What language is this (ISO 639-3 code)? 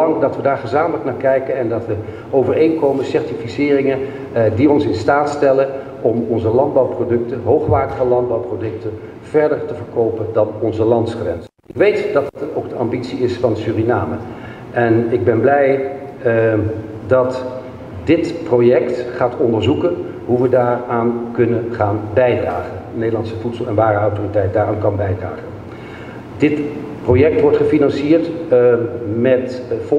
nld